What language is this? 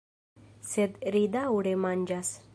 Esperanto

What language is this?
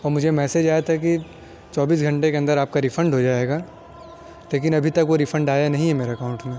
Urdu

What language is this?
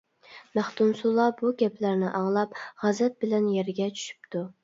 Uyghur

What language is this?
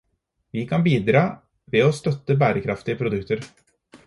Norwegian Bokmål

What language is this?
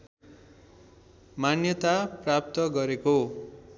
Nepali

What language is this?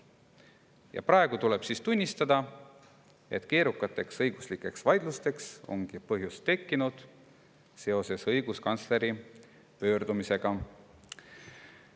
Estonian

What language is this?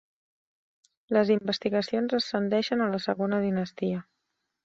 Catalan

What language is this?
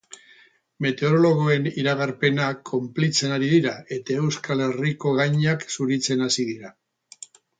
Basque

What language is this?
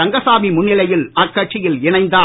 Tamil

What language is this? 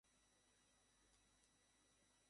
Bangla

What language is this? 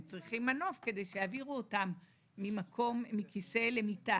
Hebrew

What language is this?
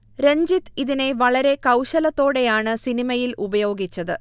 Malayalam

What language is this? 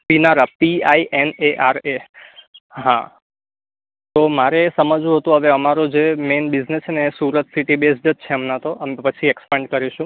Gujarati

